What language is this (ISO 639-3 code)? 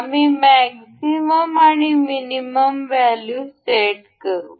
mar